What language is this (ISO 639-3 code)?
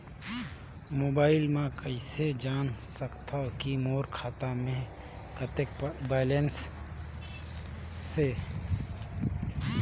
hne